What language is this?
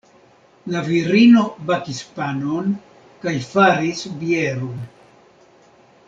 Esperanto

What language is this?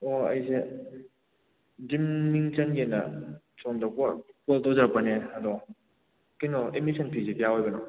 Manipuri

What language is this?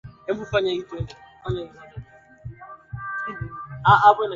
Swahili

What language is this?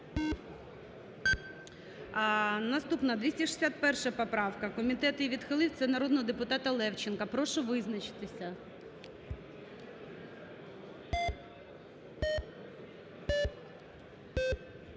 Ukrainian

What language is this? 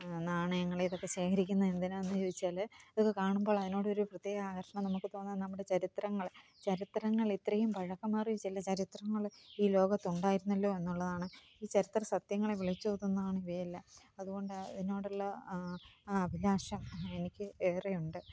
Malayalam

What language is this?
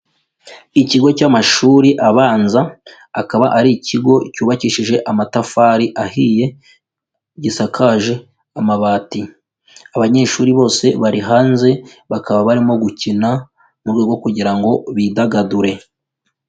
Kinyarwanda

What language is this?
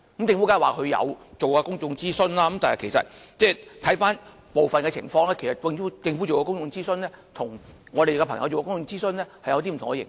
Cantonese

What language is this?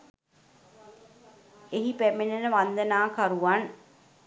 Sinhala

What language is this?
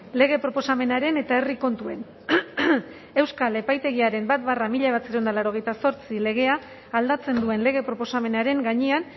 Basque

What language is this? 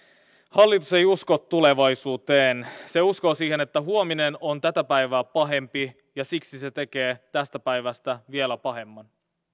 Finnish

